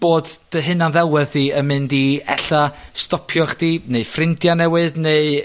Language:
Welsh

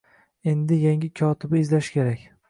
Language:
Uzbek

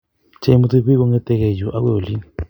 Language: Kalenjin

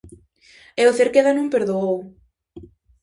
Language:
Galician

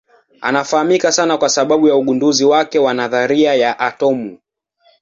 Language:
Swahili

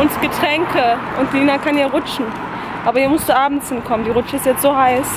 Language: German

